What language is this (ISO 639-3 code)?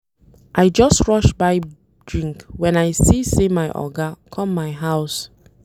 pcm